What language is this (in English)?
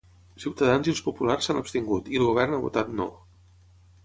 Catalan